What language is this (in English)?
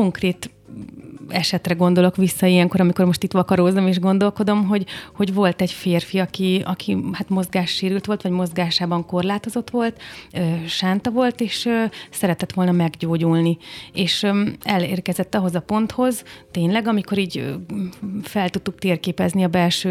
Hungarian